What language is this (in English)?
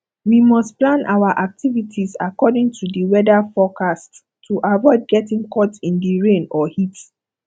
Nigerian Pidgin